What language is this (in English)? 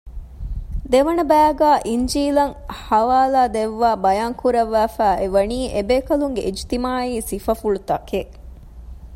Divehi